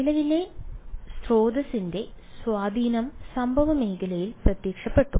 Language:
Malayalam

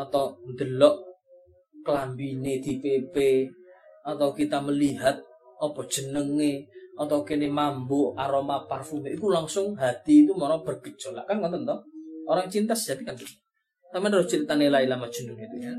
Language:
Malay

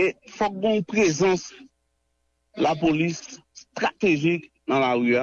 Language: French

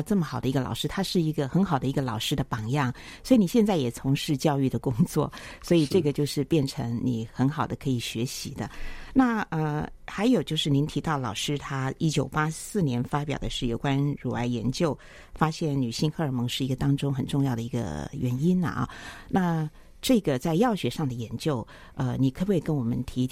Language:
Chinese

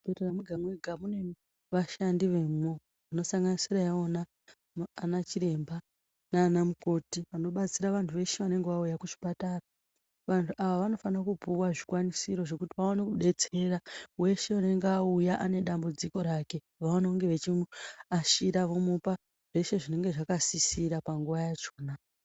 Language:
Ndau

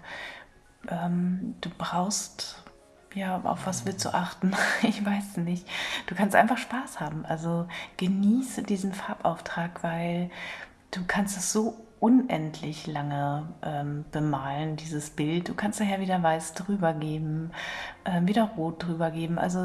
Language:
German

